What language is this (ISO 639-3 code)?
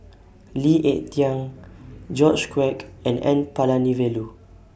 eng